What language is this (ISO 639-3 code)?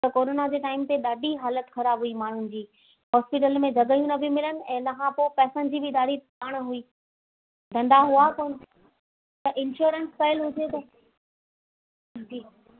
snd